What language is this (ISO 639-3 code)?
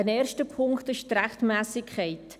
gsw